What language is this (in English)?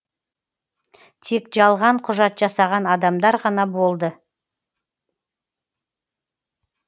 Kazakh